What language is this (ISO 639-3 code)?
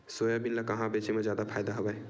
hne